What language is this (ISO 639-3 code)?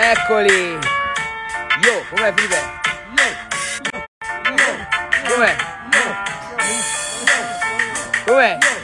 ita